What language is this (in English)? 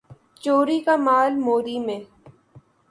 Urdu